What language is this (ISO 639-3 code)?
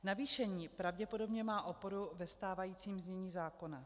ces